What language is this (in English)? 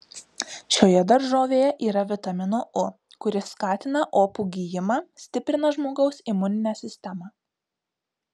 Lithuanian